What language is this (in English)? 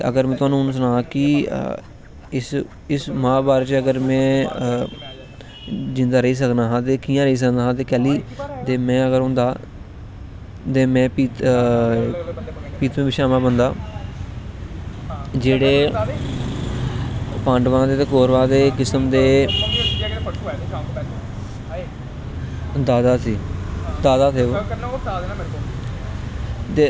Dogri